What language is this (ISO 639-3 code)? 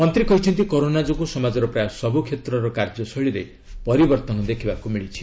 ori